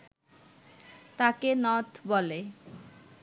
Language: Bangla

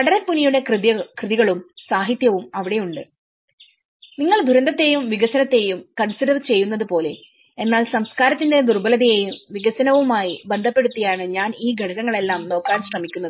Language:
Malayalam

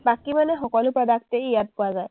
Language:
Assamese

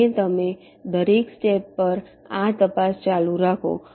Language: Gujarati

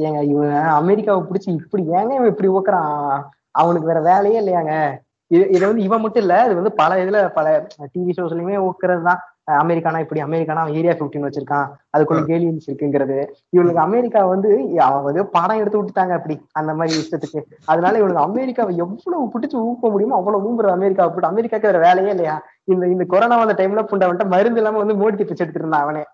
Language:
Tamil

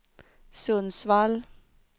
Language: Swedish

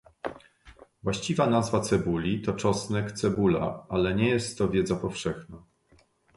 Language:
Polish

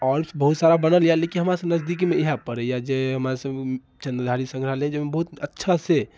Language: Maithili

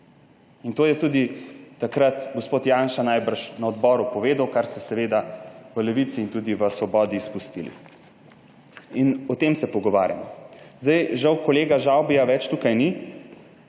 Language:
Slovenian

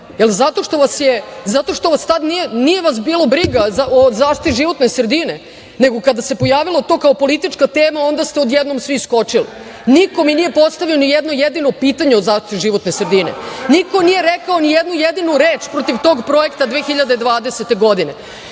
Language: Serbian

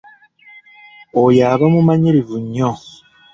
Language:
Ganda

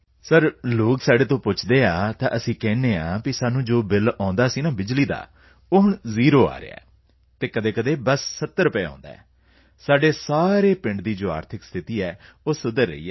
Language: Punjabi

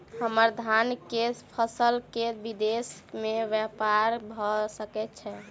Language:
Maithili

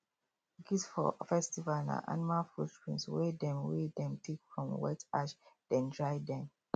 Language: Nigerian Pidgin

